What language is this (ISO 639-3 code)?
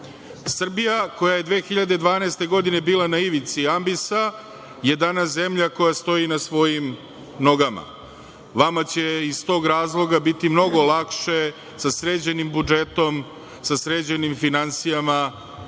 srp